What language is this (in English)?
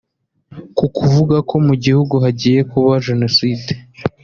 Kinyarwanda